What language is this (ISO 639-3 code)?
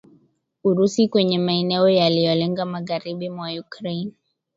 swa